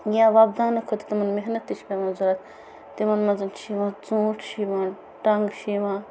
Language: Kashmiri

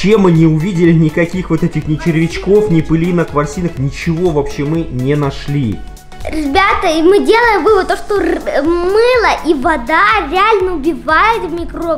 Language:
Russian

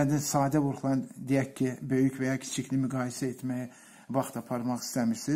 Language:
Turkish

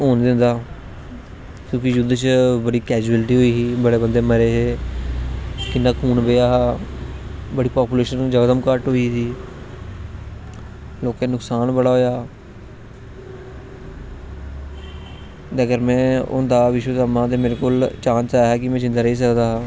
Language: Dogri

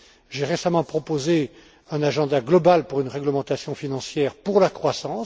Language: French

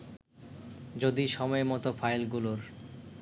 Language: Bangla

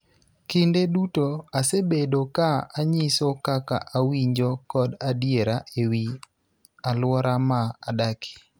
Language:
Luo (Kenya and Tanzania)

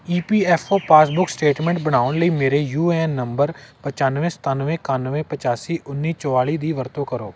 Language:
Punjabi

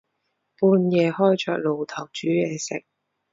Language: Cantonese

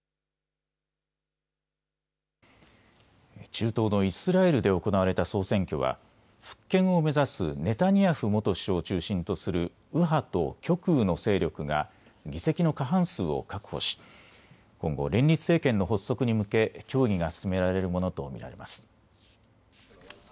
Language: Japanese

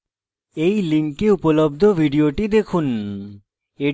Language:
Bangla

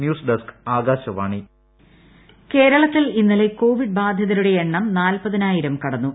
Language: Malayalam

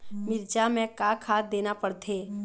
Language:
Chhattisgarhi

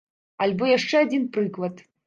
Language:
Belarusian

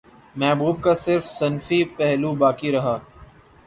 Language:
Urdu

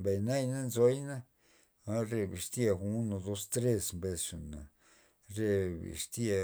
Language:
Loxicha Zapotec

